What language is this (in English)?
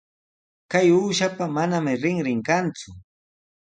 Sihuas Ancash Quechua